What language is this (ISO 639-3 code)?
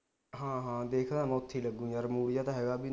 pan